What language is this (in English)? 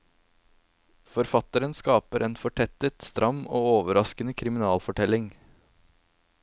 Norwegian